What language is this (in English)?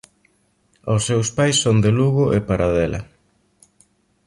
Galician